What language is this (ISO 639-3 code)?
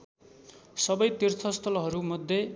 nep